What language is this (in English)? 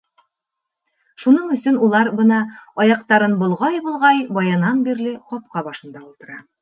Bashkir